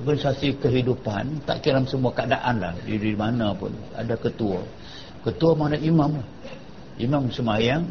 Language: Malay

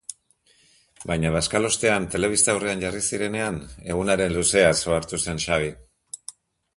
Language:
Basque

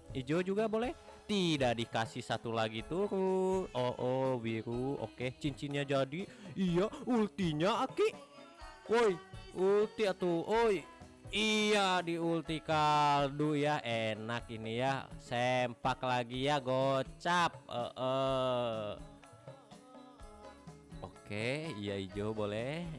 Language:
Indonesian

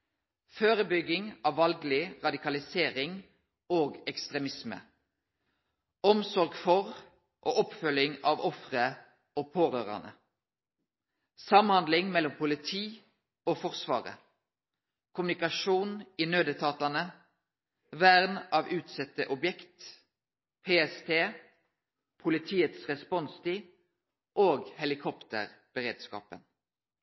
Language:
Norwegian Nynorsk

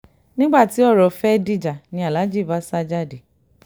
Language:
Yoruba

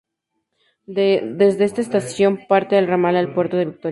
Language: Spanish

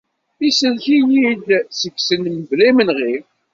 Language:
Kabyle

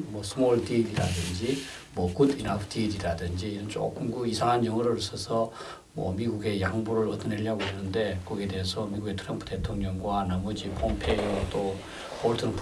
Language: Korean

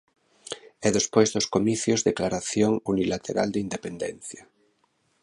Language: Galician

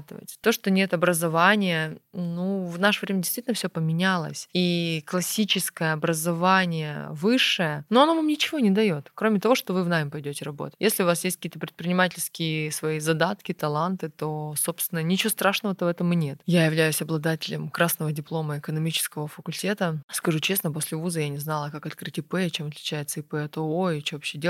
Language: Russian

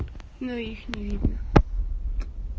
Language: Russian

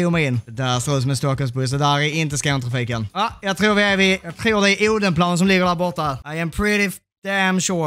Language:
Swedish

